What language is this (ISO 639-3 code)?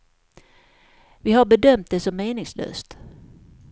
swe